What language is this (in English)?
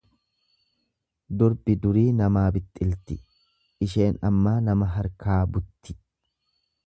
Oromo